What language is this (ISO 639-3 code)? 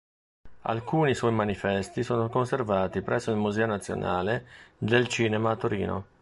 ita